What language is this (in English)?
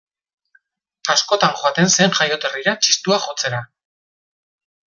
Basque